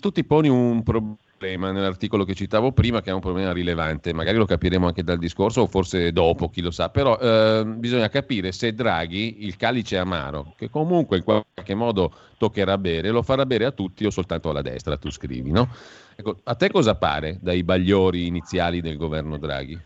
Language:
Italian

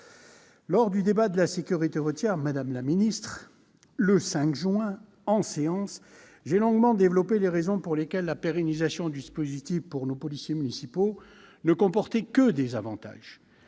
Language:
French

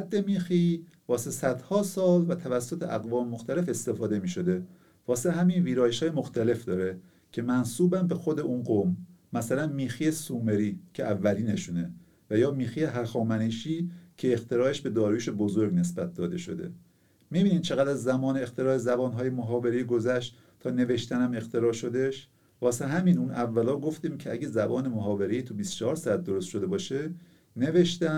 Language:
Persian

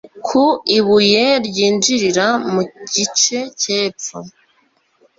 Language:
Kinyarwanda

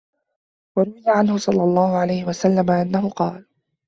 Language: Arabic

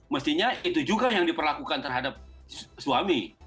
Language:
Indonesian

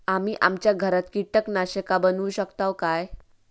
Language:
Marathi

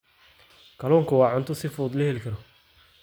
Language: Somali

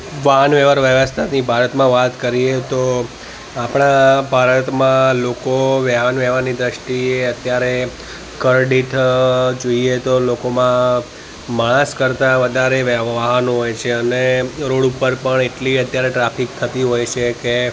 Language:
Gujarati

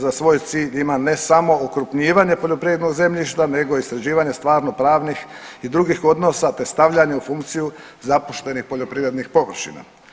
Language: Croatian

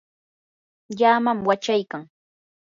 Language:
Yanahuanca Pasco Quechua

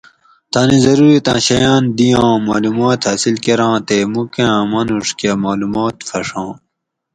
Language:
Gawri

